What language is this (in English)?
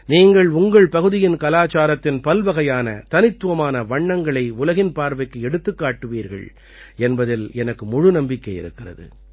Tamil